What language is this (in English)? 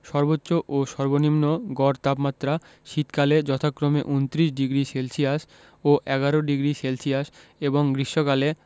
Bangla